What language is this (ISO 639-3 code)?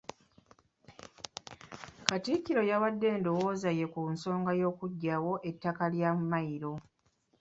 lug